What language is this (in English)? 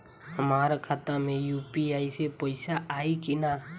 Bhojpuri